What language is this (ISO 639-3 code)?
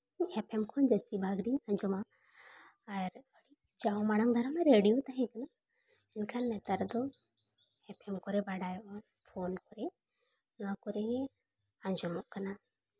sat